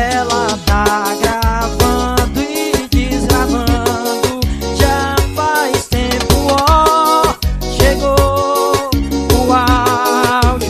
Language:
Portuguese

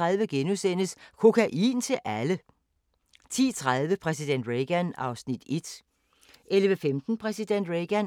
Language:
Danish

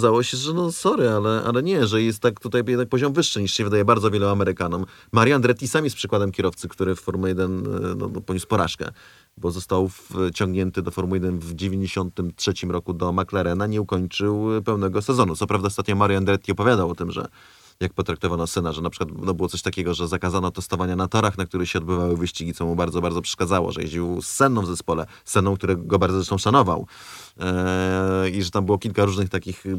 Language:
Polish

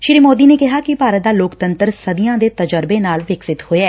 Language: Punjabi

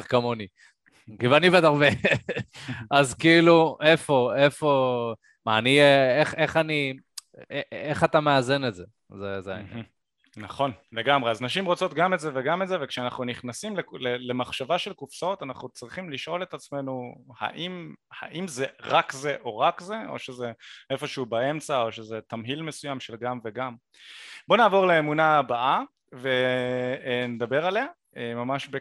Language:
Hebrew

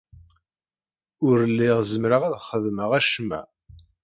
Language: Kabyle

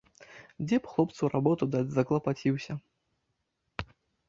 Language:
Belarusian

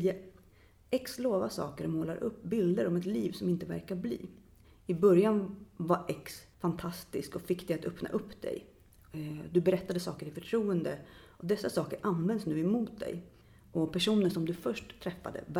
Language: Swedish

